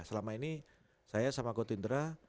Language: Indonesian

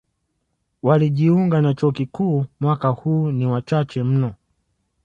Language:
Swahili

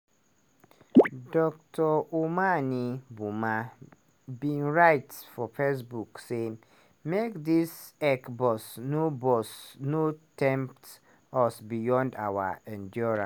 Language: Nigerian Pidgin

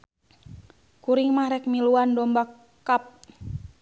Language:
Sundanese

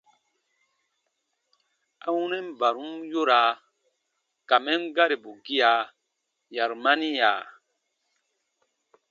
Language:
Baatonum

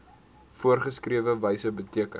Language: Afrikaans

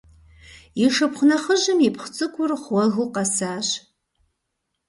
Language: Kabardian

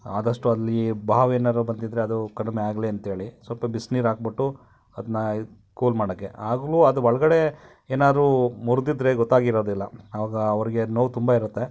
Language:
Kannada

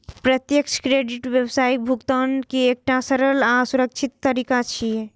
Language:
Maithili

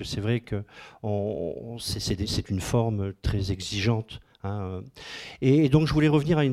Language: French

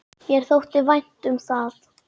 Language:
Icelandic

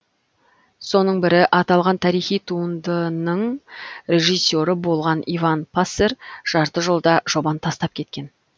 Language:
Kazakh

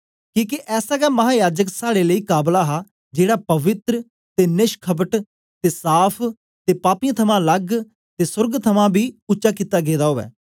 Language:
Dogri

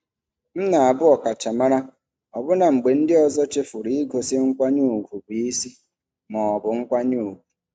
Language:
Igbo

